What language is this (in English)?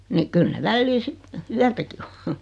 Finnish